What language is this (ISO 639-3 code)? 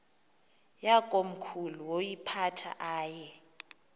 xho